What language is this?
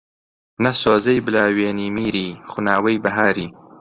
Central Kurdish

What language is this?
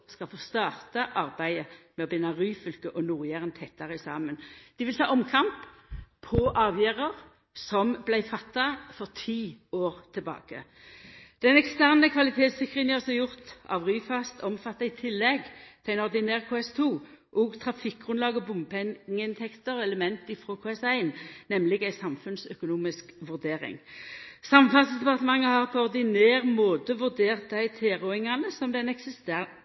Norwegian Nynorsk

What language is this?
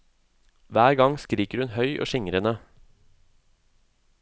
Norwegian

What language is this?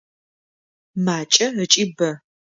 Adyghe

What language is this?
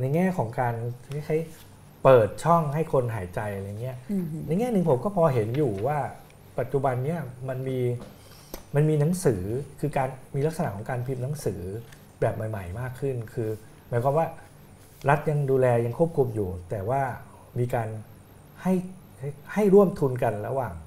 Thai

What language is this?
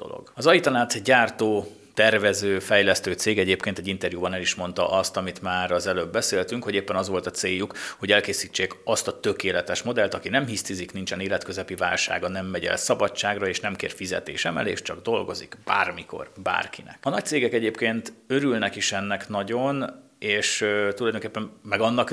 Hungarian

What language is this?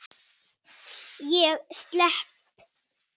Icelandic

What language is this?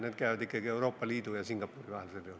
Estonian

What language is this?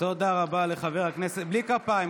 Hebrew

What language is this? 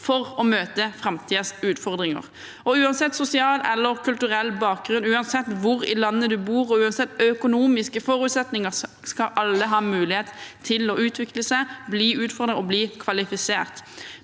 Norwegian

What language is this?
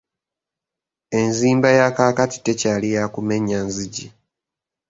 Ganda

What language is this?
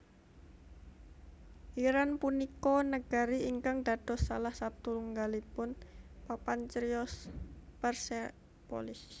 Javanese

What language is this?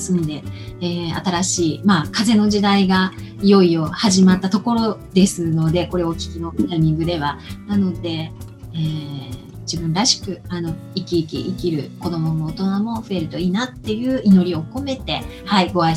Japanese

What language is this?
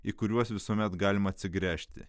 Lithuanian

